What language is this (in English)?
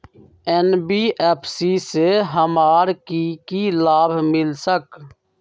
Magahi